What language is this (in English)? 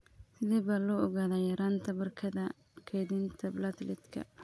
Somali